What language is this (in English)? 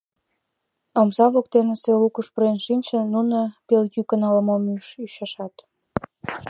Mari